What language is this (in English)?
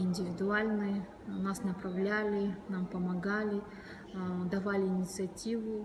Russian